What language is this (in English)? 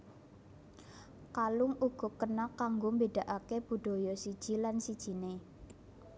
Javanese